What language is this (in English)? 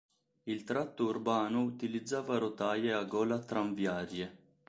Italian